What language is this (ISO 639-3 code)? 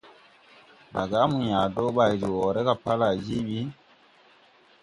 tui